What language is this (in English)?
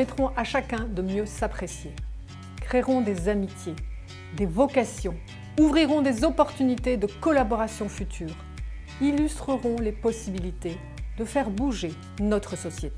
French